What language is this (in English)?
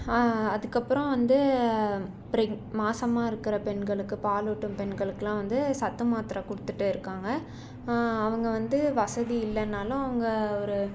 Tamil